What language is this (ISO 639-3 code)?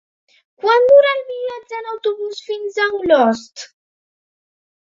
cat